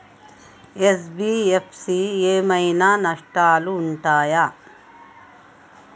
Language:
Telugu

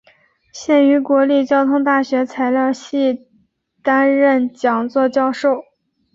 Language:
Chinese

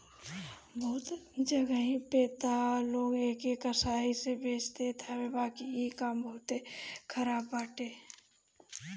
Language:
Bhojpuri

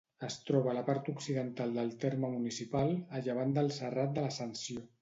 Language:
Catalan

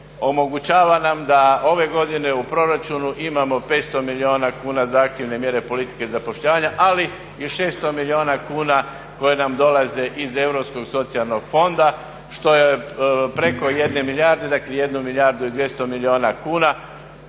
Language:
Croatian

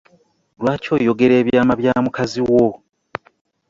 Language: Ganda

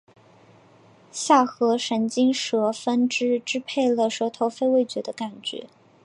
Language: Chinese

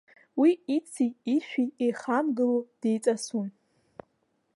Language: Abkhazian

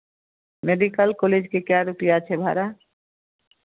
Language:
Maithili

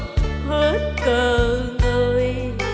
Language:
Vietnamese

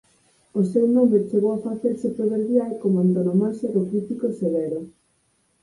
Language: Galician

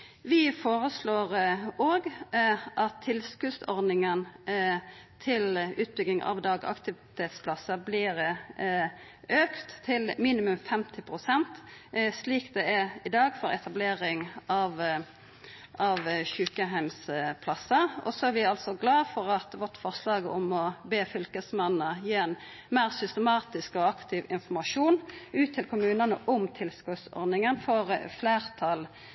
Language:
Norwegian Nynorsk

